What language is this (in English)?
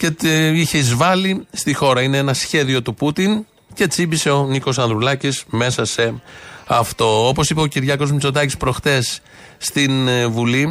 Greek